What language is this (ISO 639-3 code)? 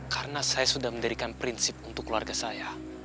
ind